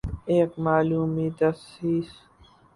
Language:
Urdu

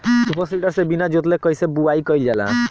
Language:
Bhojpuri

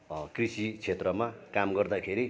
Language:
Nepali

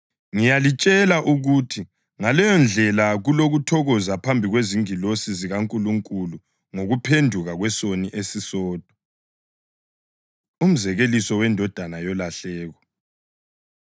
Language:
North Ndebele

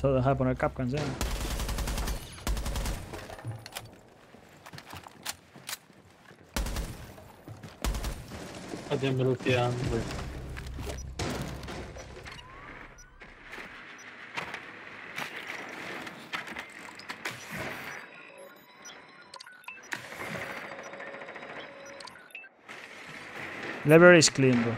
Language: Spanish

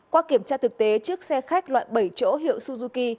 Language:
Vietnamese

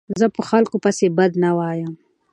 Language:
Pashto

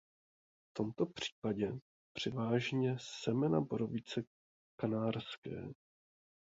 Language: Czech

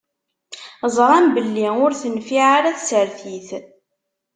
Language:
Kabyle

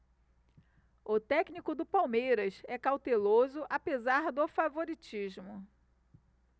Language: Portuguese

